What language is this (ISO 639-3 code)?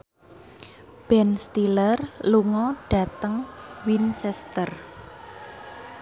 jav